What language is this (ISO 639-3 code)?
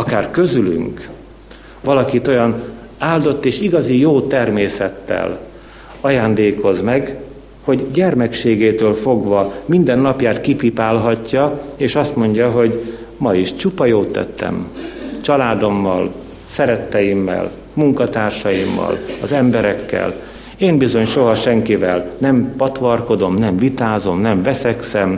hun